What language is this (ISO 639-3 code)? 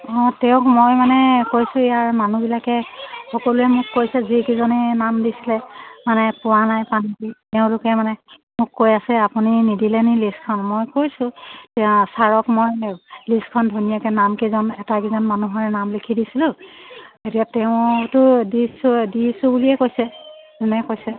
asm